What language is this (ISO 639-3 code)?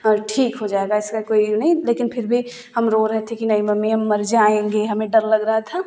hin